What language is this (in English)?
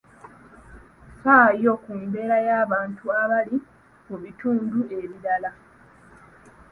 Ganda